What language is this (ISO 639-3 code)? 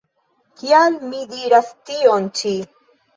epo